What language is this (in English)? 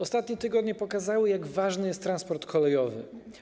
Polish